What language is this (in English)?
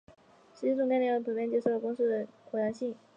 Chinese